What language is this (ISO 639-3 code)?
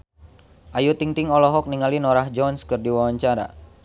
sun